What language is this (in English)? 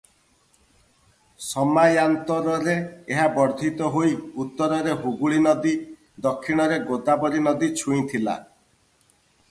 Odia